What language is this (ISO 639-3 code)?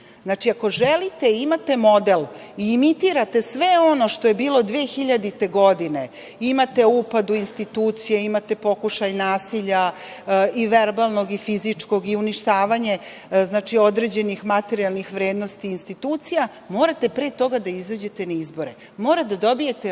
srp